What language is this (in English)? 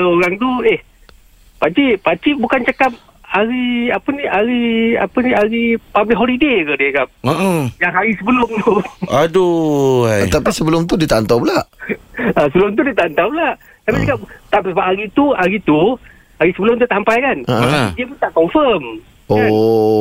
Malay